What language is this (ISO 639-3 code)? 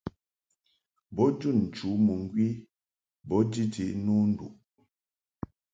mhk